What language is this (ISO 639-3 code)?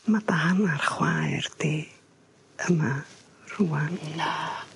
cym